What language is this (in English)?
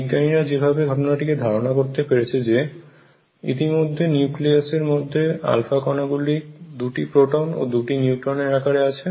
Bangla